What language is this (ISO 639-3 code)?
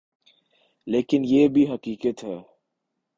urd